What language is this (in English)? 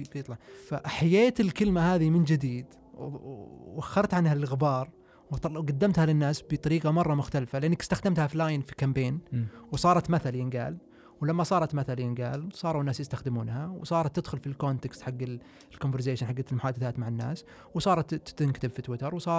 Arabic